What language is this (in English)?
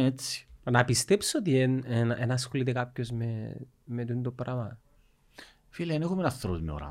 Greek